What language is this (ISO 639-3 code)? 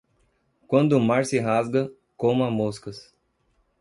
por